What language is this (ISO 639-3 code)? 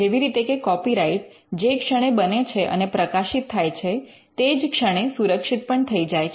guj